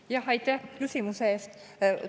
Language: Estonian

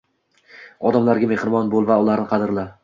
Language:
Uzbek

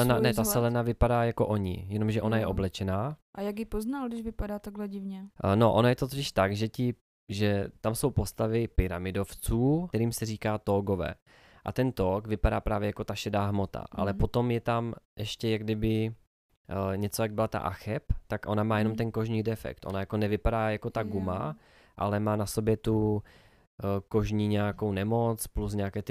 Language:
Czech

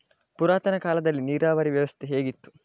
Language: Kannada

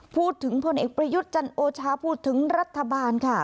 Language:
Thai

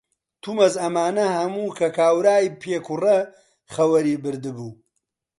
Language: Central Kurdish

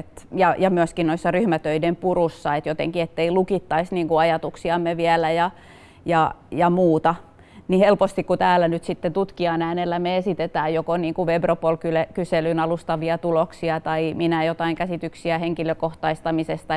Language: Finnish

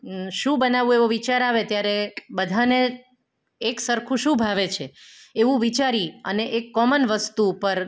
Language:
Gujarati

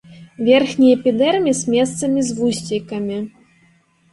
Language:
Belarusian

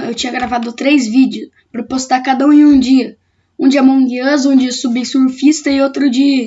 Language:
Portuguese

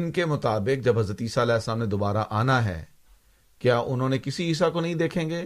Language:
Urdu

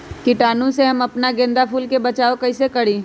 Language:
Magahi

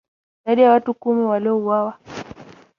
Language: Swahili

